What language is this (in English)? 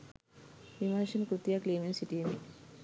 Sinhala